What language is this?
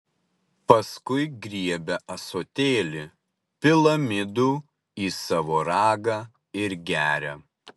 Lithuanian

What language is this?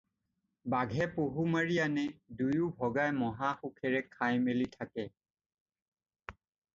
Assamese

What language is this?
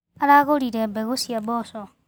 Kikuyu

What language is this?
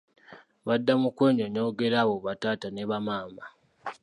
Ganda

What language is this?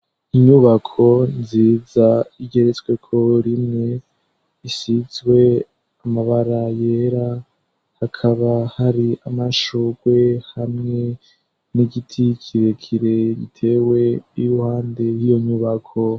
Rundi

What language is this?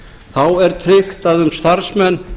Icelandic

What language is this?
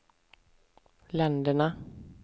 Swedish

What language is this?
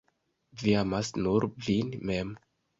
Esperanto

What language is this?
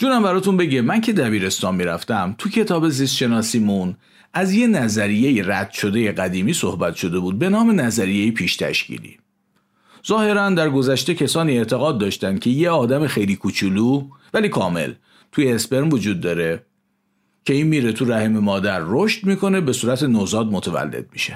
Persian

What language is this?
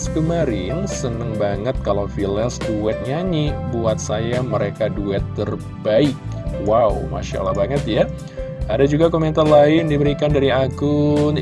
Indonesian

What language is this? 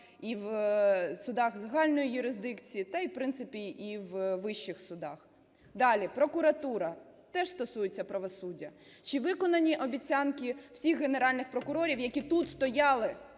Ukrainian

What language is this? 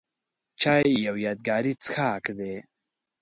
Pashto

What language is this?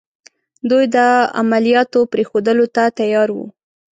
Pashto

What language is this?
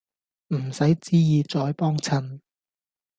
Cantonese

